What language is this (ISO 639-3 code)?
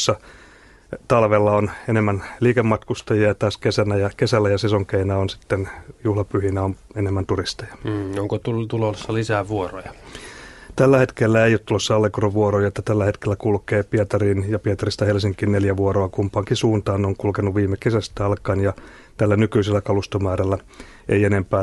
fin